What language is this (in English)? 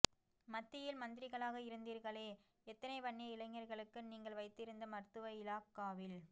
Tamil